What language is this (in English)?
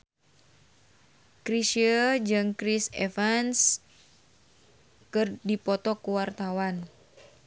Sundanese